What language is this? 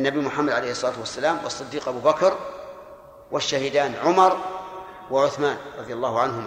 Arabic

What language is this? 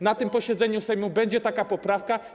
Polish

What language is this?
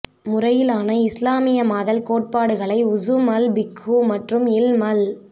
Tamil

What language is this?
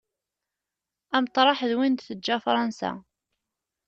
Kabyle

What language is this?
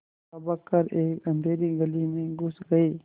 Hindi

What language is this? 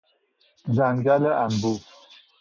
Persian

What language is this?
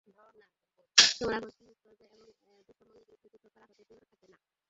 Bangla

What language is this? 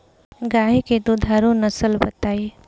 Bhojpuri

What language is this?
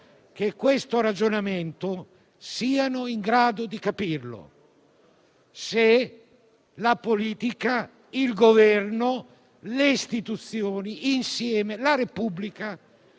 Italian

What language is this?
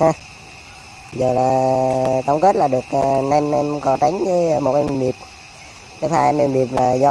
Vietnamese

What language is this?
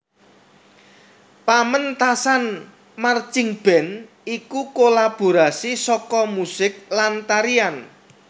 Javanese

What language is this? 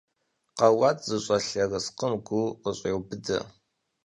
Kabardian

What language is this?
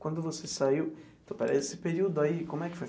Portuguese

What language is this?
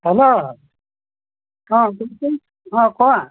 Assamese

